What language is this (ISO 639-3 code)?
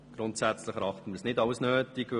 gsw